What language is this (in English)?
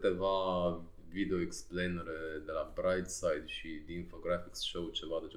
Romanian